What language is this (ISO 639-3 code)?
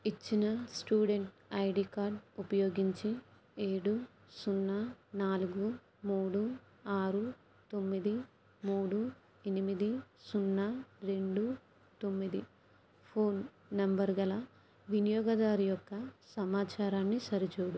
tel